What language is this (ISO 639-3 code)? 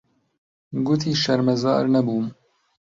ckb